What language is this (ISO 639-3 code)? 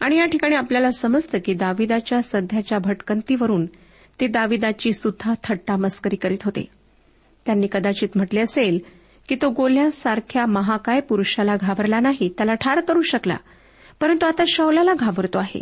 mar